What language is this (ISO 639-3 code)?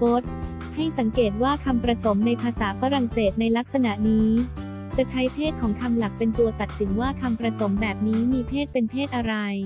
tha